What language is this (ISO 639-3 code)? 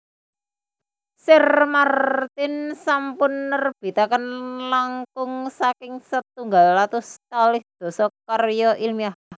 jav